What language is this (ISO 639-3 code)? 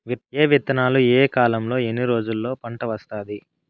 tel